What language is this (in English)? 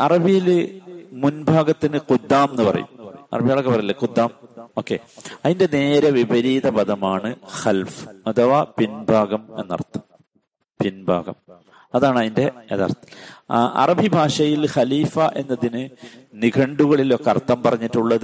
Malayalam